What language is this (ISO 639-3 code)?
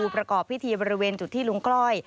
tha